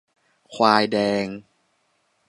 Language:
Thai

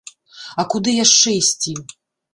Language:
Belarusian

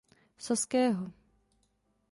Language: Czech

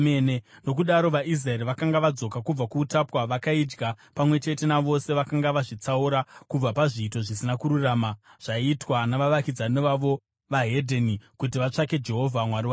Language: Shona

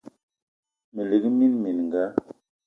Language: Eton (Cameroon)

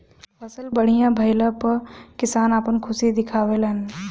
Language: Bhojpuri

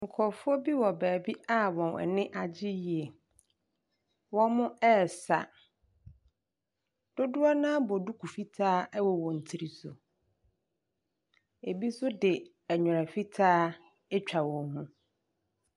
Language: Akan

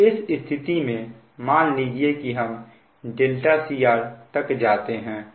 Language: Hindi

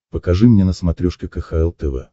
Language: Russian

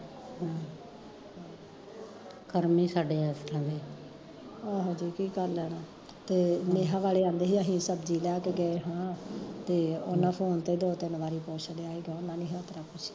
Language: Punjabi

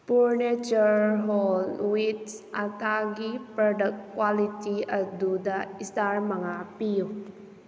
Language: Manipuri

